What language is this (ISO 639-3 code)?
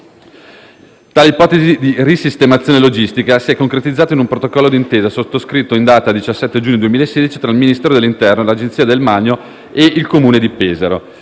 ita